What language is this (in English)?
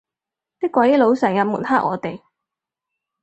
Cantonese